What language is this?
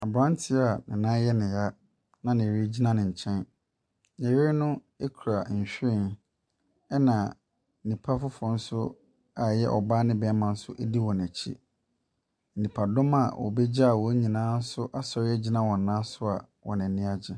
Akan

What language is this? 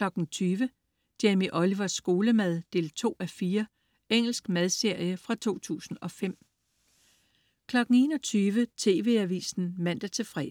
Danish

